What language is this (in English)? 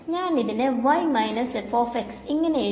Malayalam